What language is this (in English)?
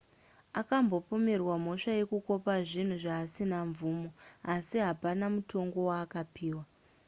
Shona